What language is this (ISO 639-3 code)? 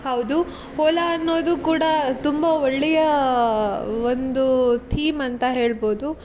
kan